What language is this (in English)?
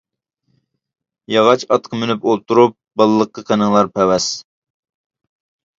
Uyghur